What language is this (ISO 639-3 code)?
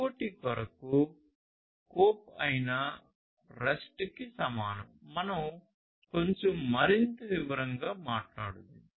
tel